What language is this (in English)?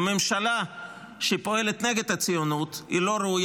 Hebrew